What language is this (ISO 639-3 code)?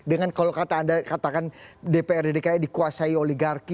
ind